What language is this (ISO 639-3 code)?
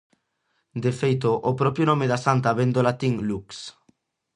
glg